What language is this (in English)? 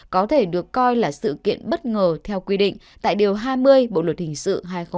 Vietnamese